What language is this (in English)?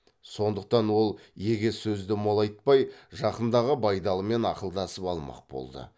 Kazakh